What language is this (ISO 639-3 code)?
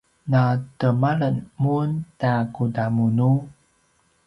pwn